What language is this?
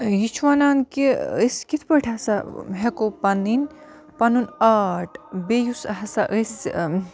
Kashmiri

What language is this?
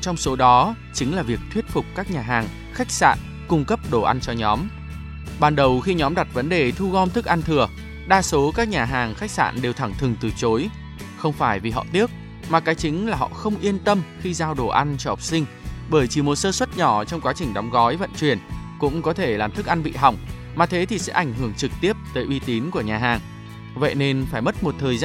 Vietnamese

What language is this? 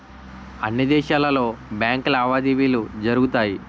Telugu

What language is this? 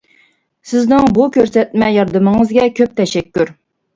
Uyghur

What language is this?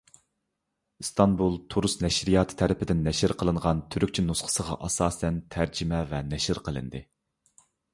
Uyghur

